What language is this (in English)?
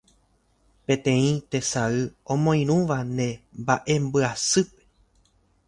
Guarani